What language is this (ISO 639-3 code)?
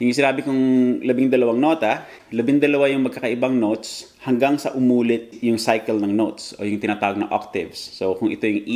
fil